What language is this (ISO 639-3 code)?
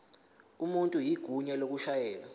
zul